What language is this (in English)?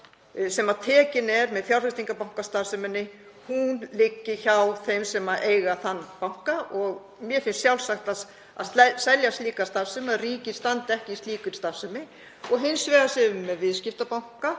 Icelandic